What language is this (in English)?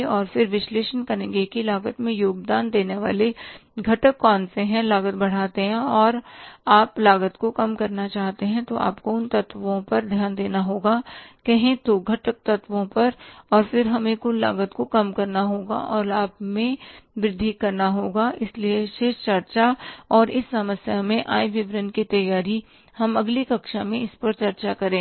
Hindi